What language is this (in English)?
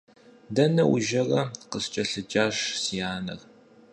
Kabardian